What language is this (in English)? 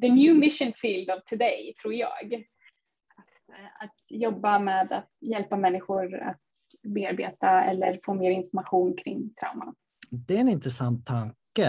Swedish